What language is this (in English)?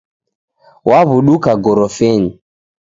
Taita